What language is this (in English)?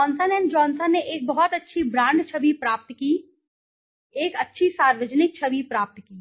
Hindi